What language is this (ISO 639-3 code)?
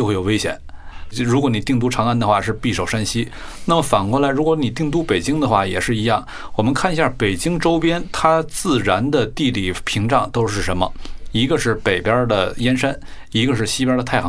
zho